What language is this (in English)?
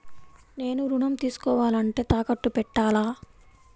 Telugu